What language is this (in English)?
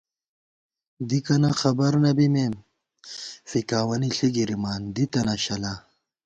Gawar-Bati